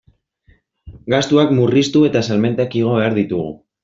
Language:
Basque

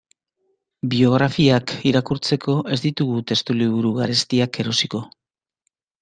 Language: Basque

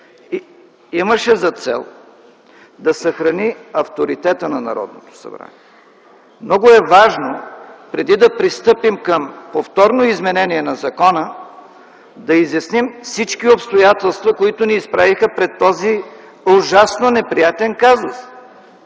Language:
Bulgarian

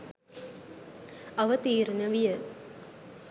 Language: Sinhala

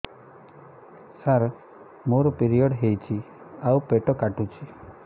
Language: Odia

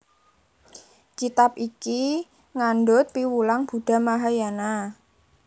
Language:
Javanese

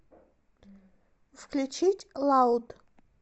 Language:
Russian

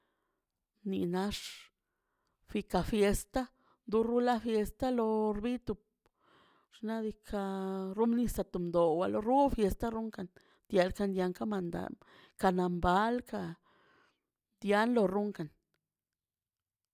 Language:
Mazaltepec Zapotec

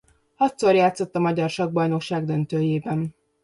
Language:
Hungarian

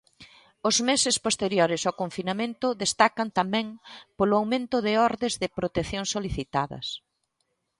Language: Galician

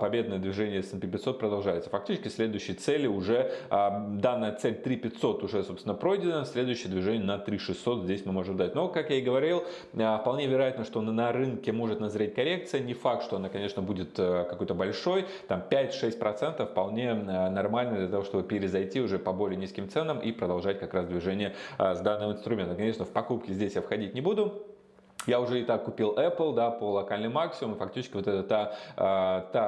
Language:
Russian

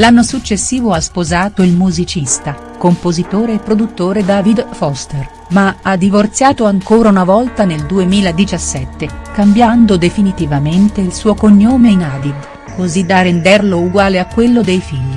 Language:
Italian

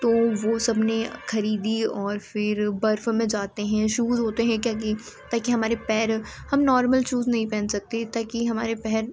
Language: Hindi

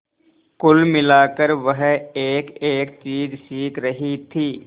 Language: Hindi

